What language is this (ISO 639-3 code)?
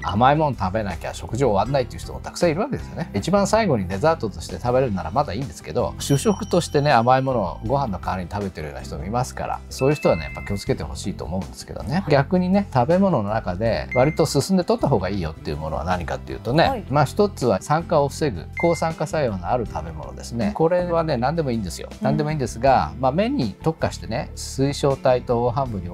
jpn